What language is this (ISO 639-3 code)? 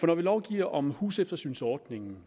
dan